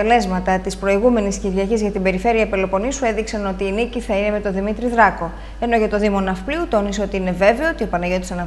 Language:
Greek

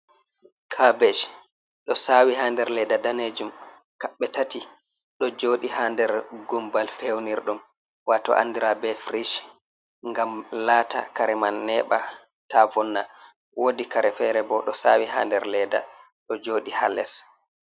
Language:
Fula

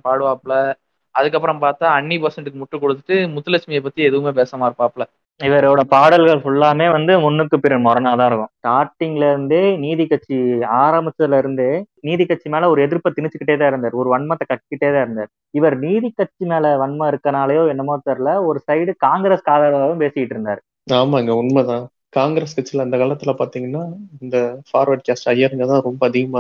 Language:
Tamil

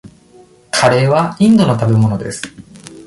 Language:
Japanese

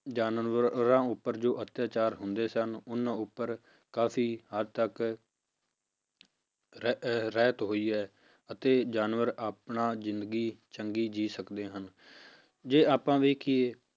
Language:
Punjabi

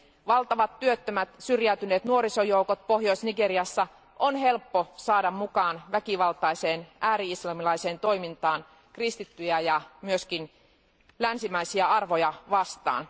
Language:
Finnish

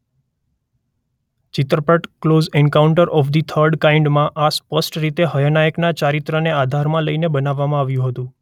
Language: Gujarati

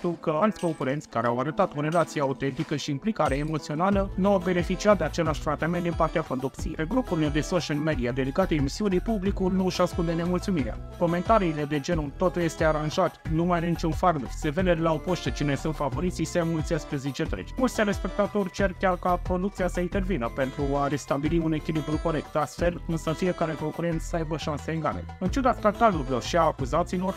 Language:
Romanian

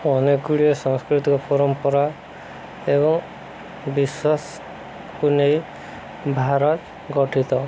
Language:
Odia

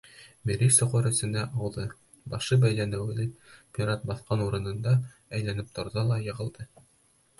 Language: Bashkir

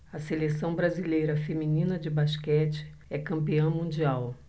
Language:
Portuguese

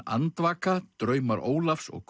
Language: Icelandic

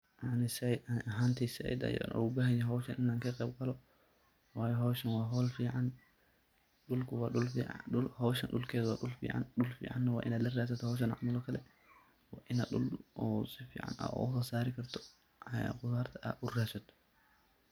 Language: Somali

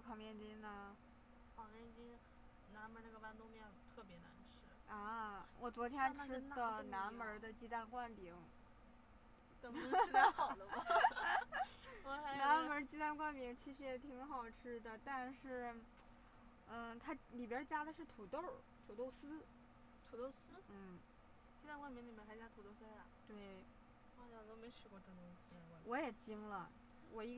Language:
Chinese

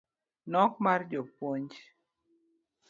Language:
Luo (Kenya and Tanzania)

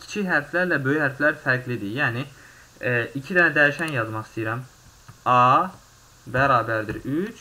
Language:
Turkish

